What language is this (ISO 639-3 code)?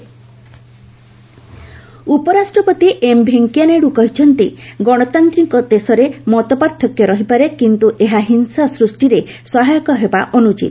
ori